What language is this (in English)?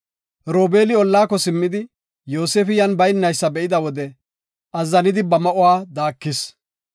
Gofa